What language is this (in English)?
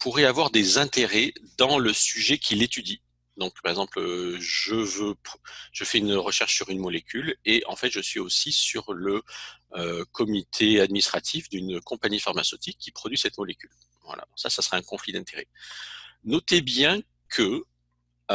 French